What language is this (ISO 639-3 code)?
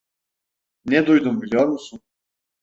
tur